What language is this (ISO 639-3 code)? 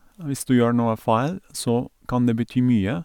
nor